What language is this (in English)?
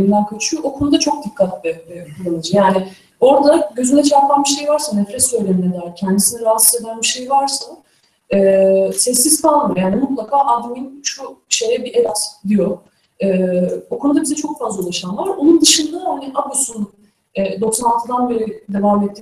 Turkish